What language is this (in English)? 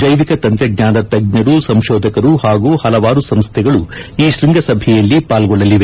Kannada